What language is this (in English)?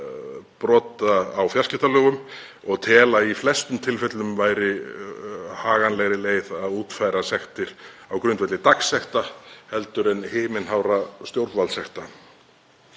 Icelandic